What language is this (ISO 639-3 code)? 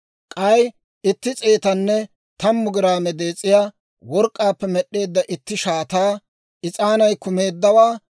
dwr